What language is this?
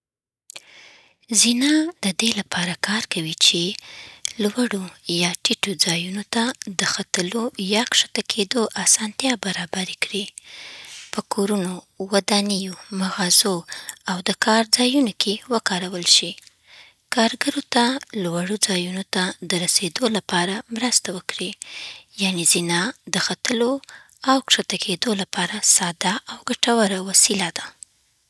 Southern Pashto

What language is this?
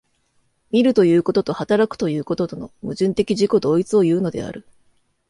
Japanese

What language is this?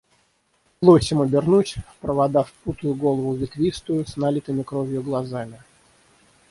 Russian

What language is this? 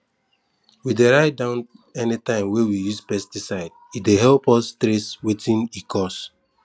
Nigerian Pidgin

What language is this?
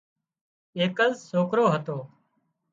Wadiyara Koli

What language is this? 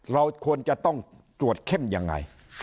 Thai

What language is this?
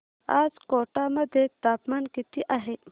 Marathi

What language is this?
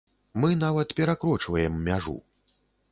Belarusian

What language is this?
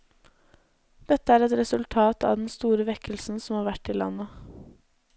Norwegian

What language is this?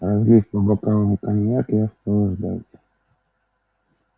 Russian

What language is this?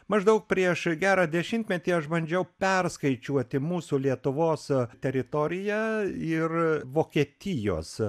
Lithuanian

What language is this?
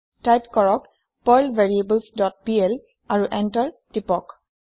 Assamese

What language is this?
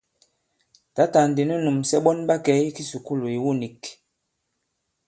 Bankon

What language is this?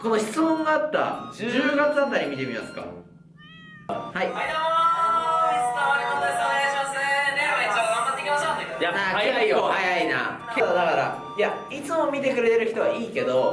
Japanese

